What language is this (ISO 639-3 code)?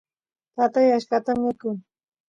qus